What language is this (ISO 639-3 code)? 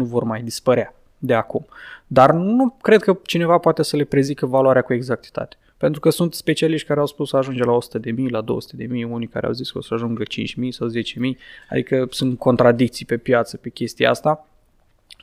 ron